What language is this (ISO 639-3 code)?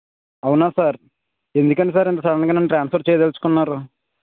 tel